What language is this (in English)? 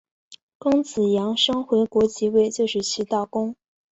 Chinese